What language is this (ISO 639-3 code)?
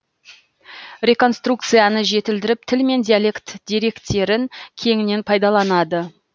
kaz